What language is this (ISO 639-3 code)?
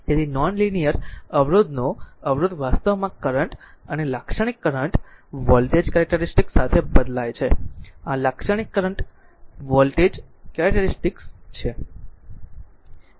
guj